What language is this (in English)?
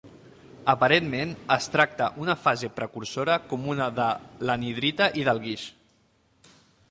Catalan